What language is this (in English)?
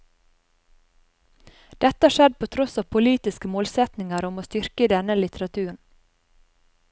Norwegian